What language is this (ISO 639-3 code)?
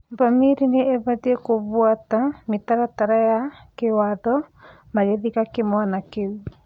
kik